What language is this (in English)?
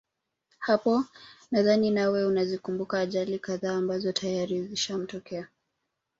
Swahili